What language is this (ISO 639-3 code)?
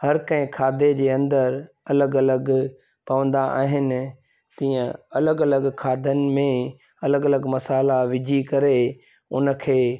snd